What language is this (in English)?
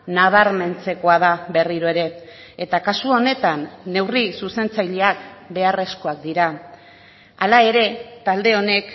Basque